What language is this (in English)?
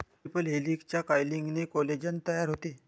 Marathi